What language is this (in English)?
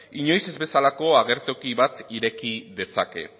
Basque